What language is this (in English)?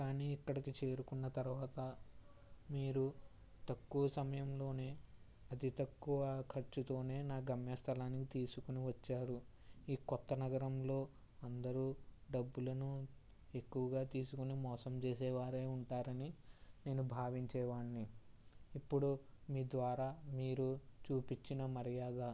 Telugu